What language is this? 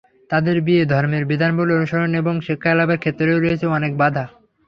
Bangla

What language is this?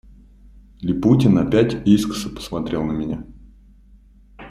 Russian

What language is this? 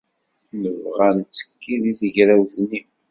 Kabyle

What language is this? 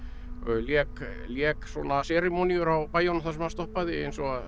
Icelandic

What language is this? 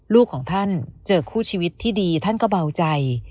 Thai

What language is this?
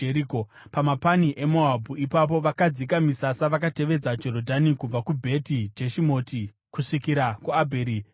Shona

